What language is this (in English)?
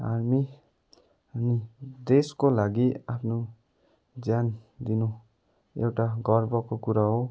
Nepali